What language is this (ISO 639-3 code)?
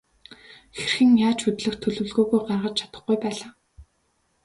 mon